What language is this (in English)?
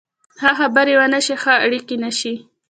Pashto